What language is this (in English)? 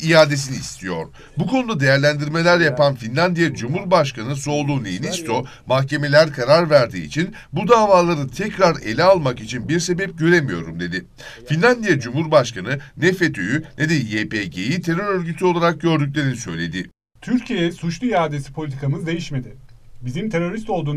Turkish